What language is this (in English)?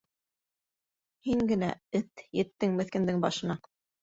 Bashkir